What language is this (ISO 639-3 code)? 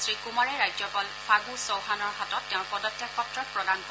asm